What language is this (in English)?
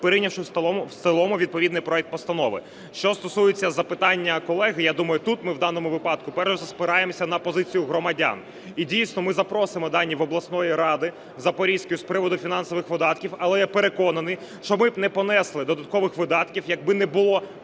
Ukrainian